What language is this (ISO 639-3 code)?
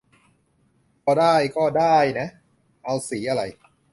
tha